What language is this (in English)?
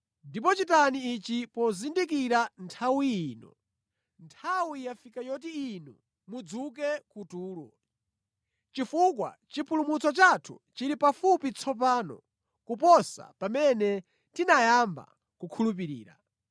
Nyanja